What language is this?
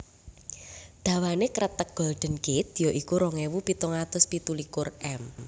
Javanese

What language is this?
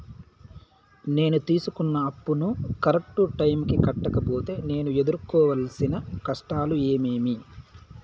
Telugu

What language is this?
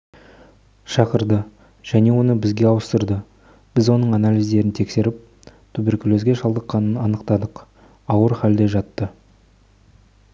Kazakh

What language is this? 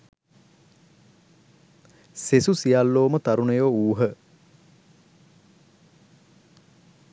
Sinhala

